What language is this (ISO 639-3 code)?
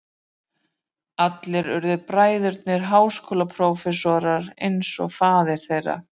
isl